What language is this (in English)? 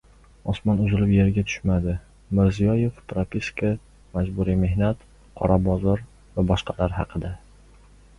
Uzbek